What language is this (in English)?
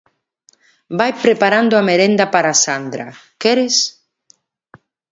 Galician